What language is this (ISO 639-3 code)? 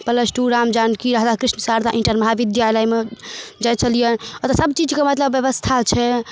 mai